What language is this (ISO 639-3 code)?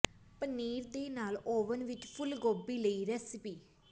pan